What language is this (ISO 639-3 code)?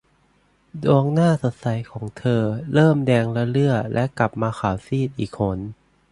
tha